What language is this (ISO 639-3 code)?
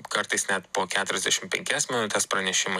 lit